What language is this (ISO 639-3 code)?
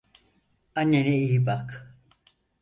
tur